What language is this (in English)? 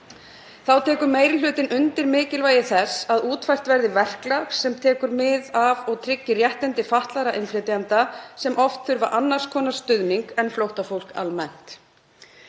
Icelandic